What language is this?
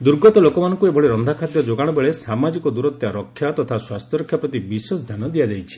Odia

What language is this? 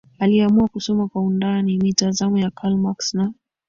Swahili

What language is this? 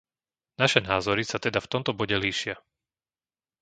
Slovak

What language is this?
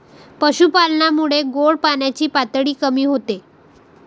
Marathi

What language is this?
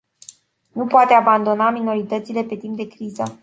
Romanian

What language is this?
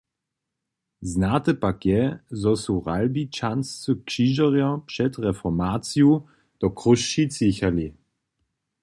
Upper Sorbian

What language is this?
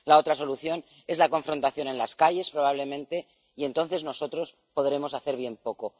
Spanish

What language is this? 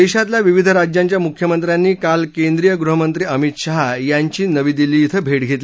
Marathi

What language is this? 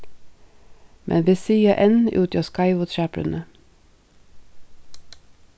Faroese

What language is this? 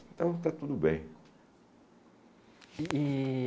Portuguese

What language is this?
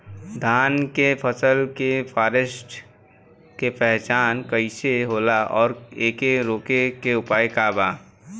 Bhojpuri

